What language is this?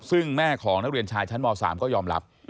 Thai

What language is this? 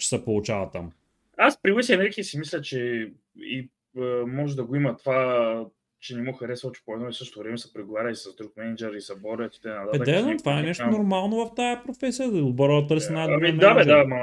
Bulgarian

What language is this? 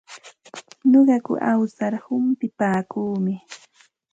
Santa Ana de Tusi Pasco Quechua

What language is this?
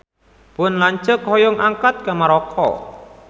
Sundanese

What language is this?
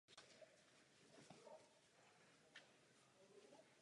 Czech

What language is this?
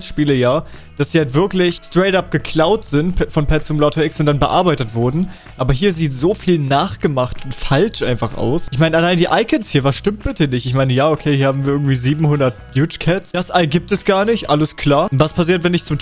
German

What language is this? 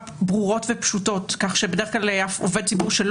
Hebrew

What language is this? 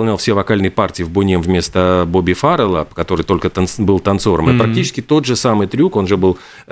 Russian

